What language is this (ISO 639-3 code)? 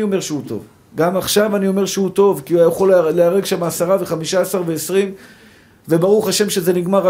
heb